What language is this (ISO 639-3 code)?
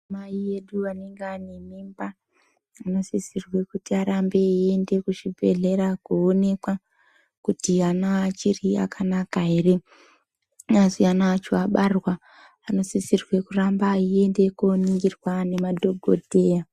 ndc